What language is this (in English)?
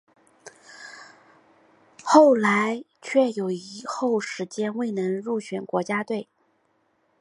Chinese